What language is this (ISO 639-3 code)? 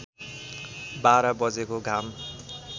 nep